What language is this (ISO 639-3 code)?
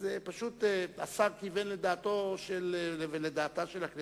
heb